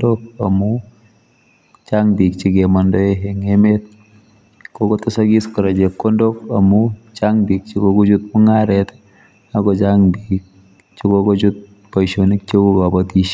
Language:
Kalenjin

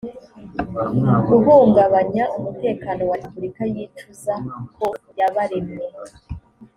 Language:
Kinyarwanda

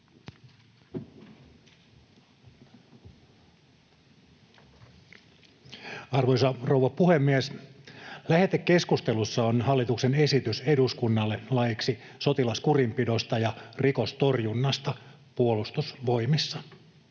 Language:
Finnish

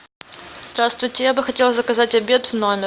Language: Russian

